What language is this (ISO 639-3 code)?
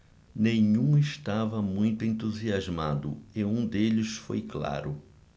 por